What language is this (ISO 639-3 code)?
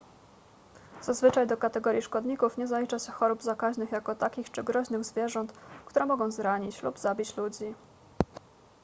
pol